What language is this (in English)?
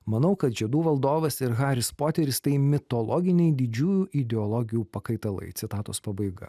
Lithuanian